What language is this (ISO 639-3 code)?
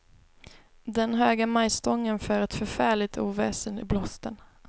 swe